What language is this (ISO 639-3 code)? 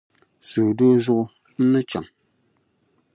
dag